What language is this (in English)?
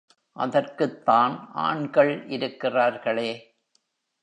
Tamil